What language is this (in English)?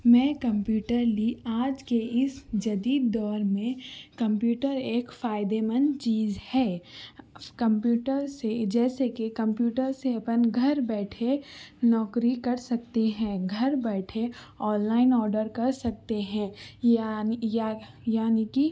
Urdu